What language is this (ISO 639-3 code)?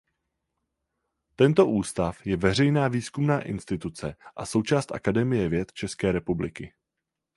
ces